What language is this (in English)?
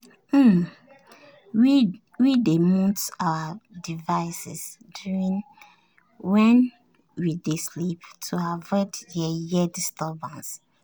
Nigerian Pidgin